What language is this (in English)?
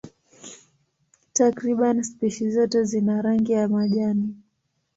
Swahili